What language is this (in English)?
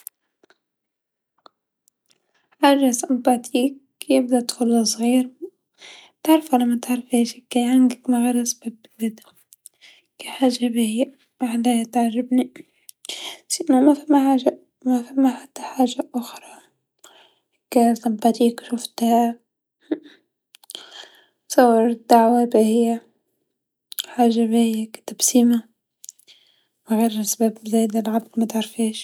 Tunisian Arabic